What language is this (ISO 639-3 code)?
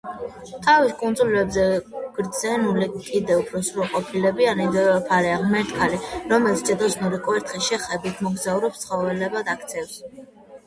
kat